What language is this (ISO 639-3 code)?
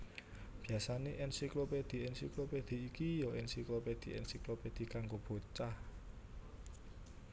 jav